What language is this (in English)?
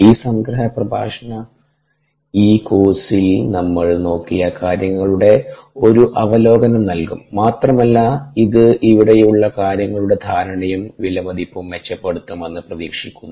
Malayalam